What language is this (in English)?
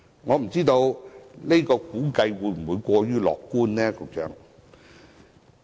Cantonese